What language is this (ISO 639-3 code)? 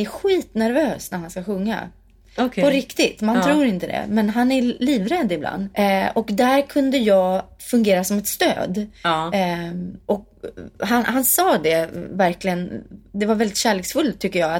swe